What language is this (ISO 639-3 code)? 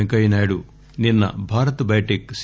tel